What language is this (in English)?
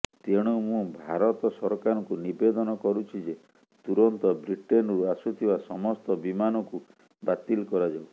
Odia